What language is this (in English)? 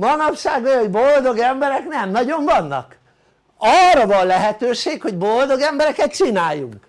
Hungarian